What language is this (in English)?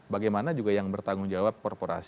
Indonesian